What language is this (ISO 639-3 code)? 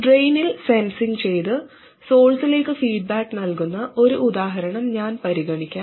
mal